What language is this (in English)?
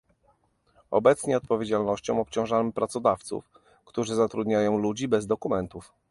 Polish